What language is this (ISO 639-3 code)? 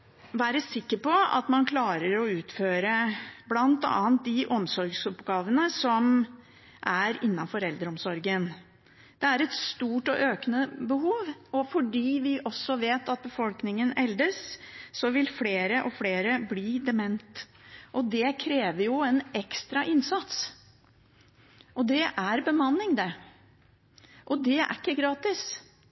nob